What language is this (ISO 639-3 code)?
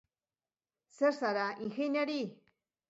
eus